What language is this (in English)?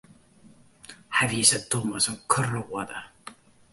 Western Frisian